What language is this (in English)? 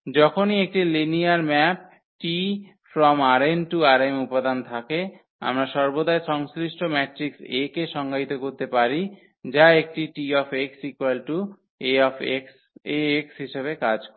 Bangla